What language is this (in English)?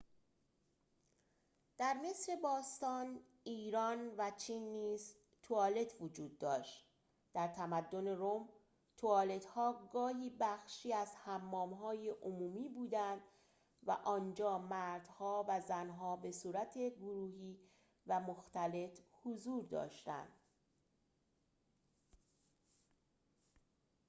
Persian